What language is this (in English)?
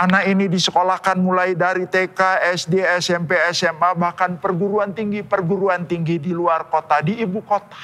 Indonesian